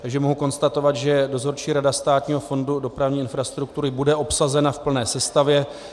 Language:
Czech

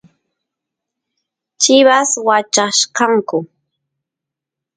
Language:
Santiago del Estero Quichua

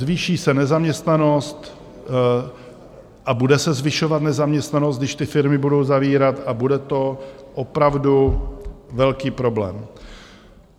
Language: Czech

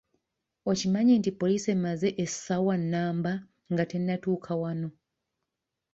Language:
Ganda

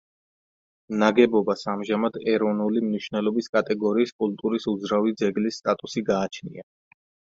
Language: Georgian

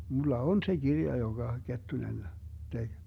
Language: Finnish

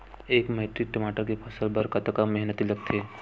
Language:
Chhattisgarhi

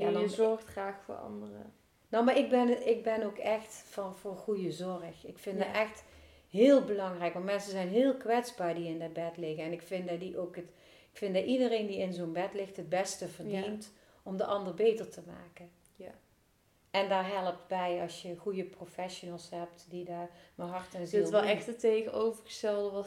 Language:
Dutch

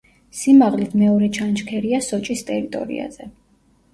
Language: Georgian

